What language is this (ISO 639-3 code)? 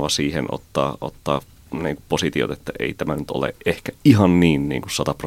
fin